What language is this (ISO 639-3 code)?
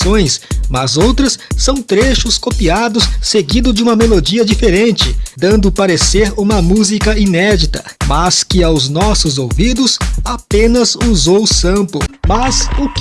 por